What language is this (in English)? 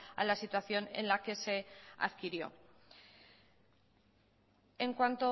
Spanish